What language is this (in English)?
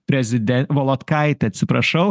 Lithuanian